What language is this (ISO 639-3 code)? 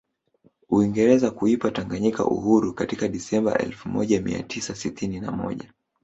swa